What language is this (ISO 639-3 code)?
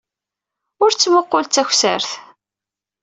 kab